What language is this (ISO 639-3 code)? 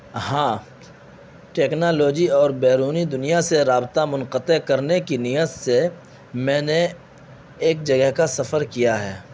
urd